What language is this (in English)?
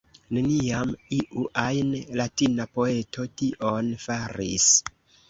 Esperanto